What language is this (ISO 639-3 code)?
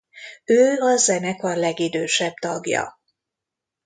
hun